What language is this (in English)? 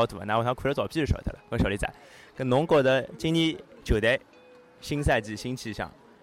Chinese